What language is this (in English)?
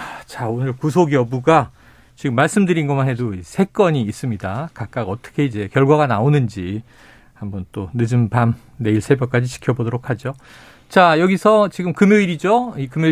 Korean